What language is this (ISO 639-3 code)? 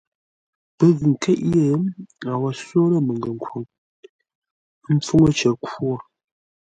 nla